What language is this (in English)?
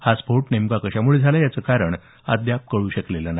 Marathi